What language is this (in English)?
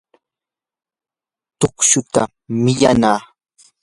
Yanahuanca Pasco Quechua